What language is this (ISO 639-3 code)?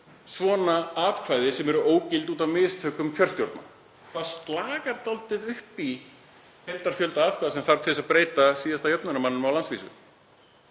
isl